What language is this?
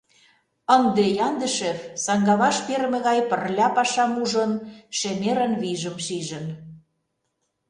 Mari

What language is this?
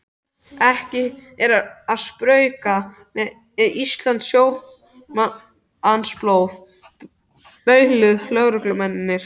Icelandic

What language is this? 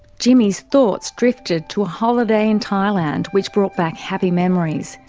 English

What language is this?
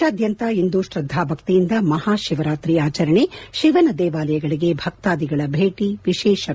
Kannada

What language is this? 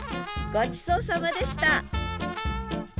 Japanese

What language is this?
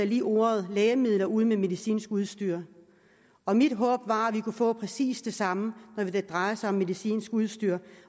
Danish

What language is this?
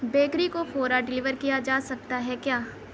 Urdu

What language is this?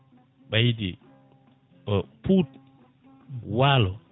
Fula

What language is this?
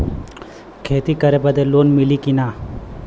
Bhojpuri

